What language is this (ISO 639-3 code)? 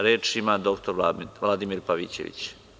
srp